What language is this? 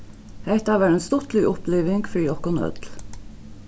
Faroese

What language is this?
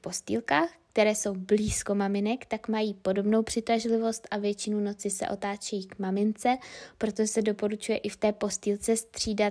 Czech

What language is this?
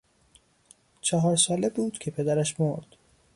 Persian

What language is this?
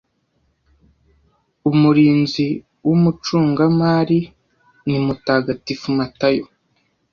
Kinyarwanda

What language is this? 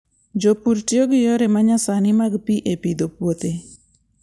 Luo (Kenya and Tanzania)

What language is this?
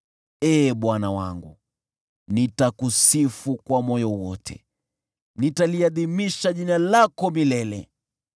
Swahili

